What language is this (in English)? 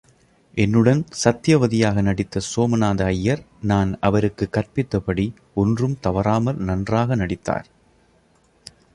Tamil